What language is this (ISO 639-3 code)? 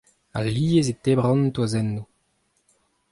bre